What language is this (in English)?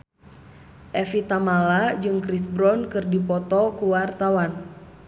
Sundanese